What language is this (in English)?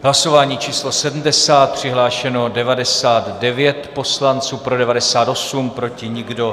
Czech